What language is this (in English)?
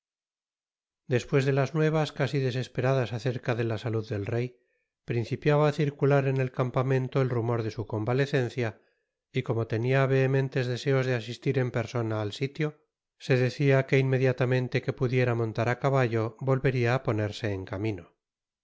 Spanish